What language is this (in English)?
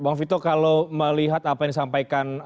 Indonesian